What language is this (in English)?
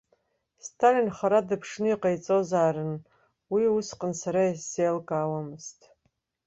Abkhazian